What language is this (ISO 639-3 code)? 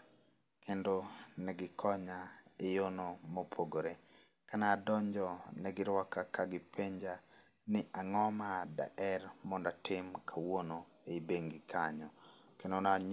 luo